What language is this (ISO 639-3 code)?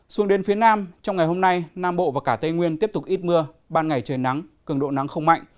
vie